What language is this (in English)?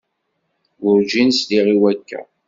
Kabyle